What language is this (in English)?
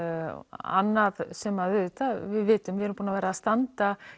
Icelandic